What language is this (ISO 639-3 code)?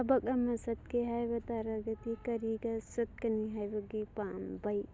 mni